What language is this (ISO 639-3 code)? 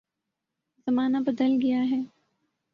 urd